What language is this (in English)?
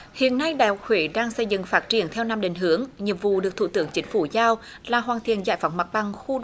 Vietnamese